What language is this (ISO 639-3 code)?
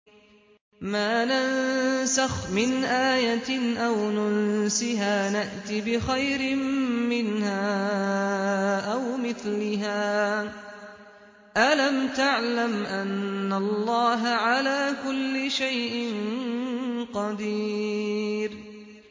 ara